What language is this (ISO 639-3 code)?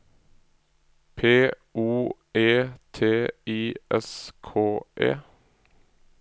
nor